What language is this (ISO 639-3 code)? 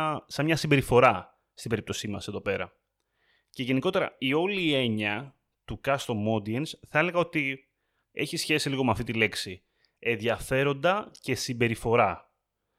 ell